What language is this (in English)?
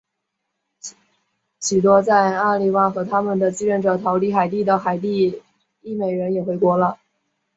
Chinese